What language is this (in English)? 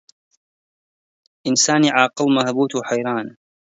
Central Kurdish